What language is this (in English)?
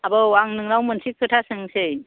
Bodo